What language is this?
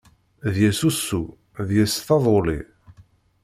Kabyle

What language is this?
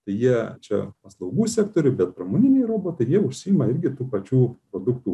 Lithuanian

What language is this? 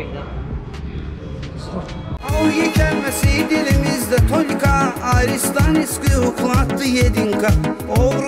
Turkish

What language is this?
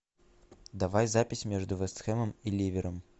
Russian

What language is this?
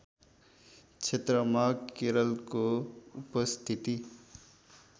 Nepali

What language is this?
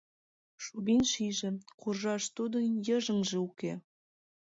Mari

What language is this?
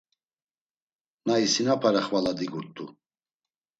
Laz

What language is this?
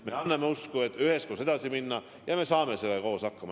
Estonian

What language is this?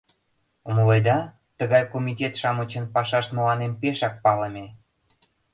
Mari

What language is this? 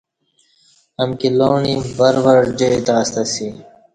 Kati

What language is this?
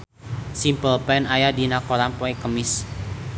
Sundanese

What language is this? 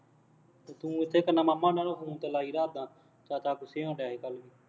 Punjabi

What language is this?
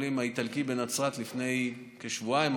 Hebrew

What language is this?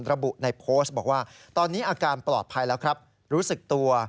Thai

